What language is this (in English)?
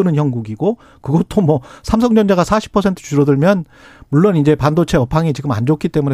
Korean